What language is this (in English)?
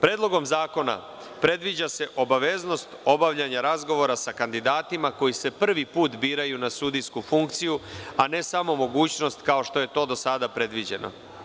Serbian